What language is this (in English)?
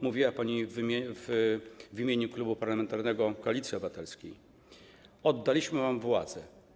Polish